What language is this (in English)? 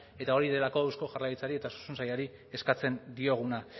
Basque